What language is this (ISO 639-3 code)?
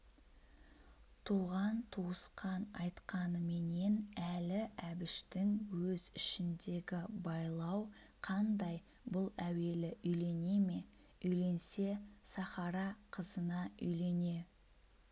kaz